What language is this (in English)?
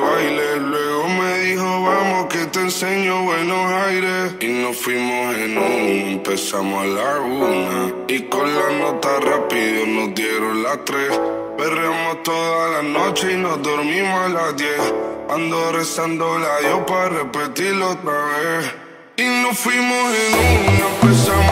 Romanian